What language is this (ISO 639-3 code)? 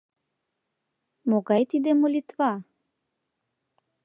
chm